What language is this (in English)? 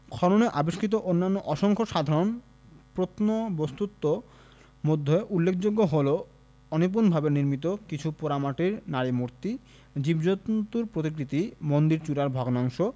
Bangla